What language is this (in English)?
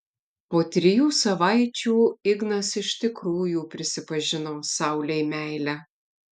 Lithuanian